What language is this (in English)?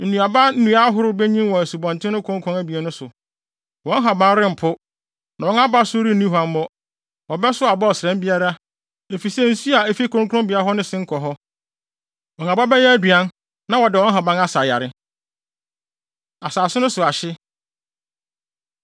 Akan